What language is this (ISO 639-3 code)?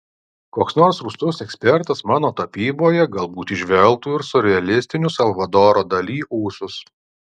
lit